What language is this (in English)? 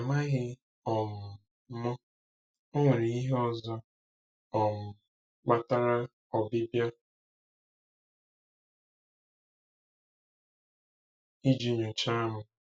Igbo